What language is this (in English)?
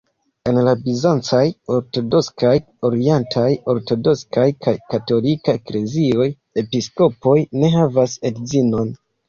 Esperanto